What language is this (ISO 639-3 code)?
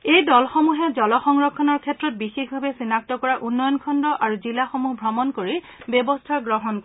asm